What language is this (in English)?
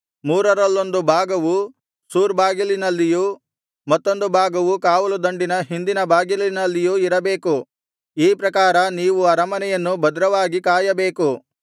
Kannada